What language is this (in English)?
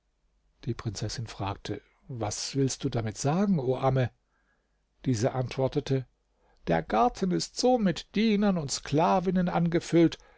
German